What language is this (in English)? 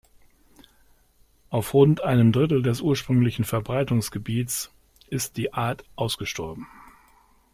German